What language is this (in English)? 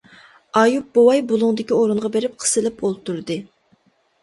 Uyghur